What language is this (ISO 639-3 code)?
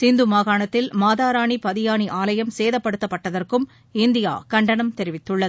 tam